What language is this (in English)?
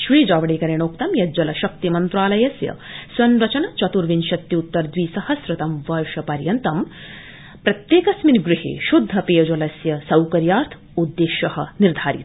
Sanskrit